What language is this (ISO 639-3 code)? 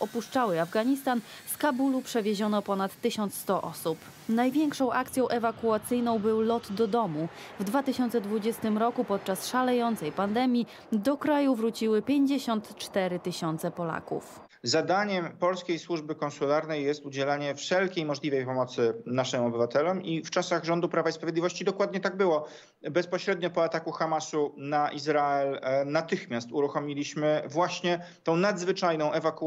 pol